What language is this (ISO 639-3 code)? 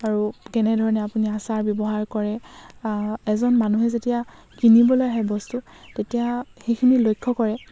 asm